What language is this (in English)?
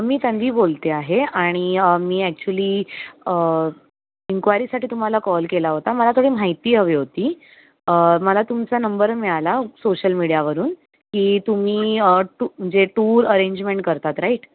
Marathi